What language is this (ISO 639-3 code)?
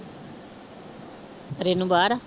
pan